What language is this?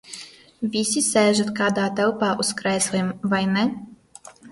Latvian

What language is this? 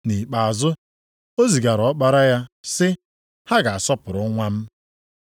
Igbo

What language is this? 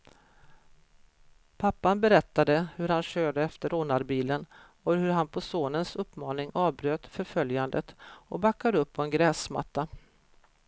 Swedish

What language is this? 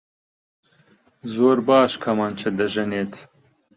Central Kurdish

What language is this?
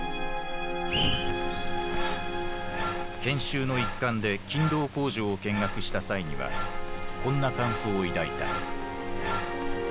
Japanese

